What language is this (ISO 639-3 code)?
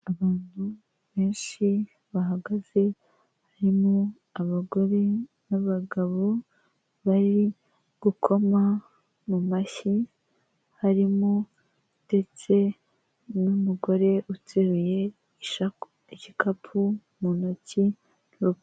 kin